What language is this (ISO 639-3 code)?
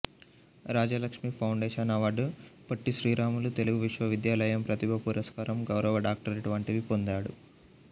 tel